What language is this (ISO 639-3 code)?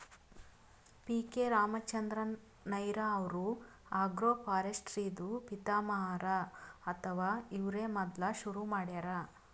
kan